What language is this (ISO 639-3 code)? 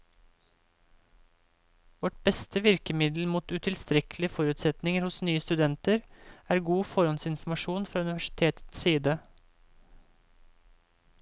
nor